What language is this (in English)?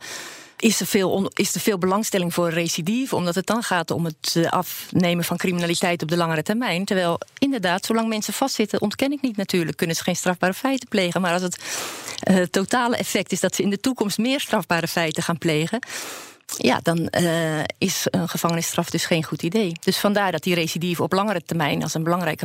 Dutch